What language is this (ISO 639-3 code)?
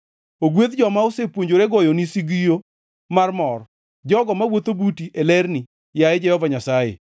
luo